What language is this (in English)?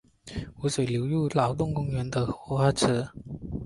Chinese